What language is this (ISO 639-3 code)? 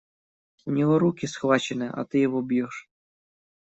rus